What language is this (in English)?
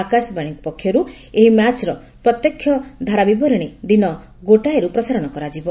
Odia